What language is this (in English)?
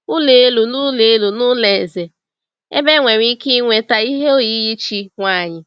Igbo